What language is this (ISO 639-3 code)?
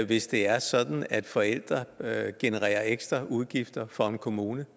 dan